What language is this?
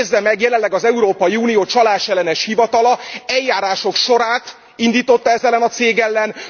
Hungarian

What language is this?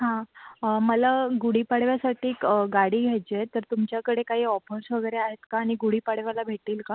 Marathi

